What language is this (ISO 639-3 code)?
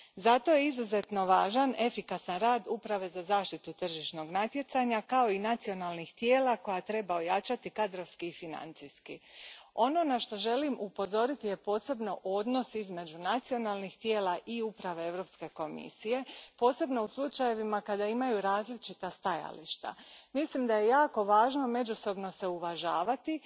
hrv